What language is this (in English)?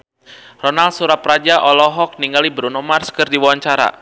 Sundanese